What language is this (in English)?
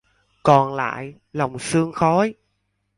Vietnamese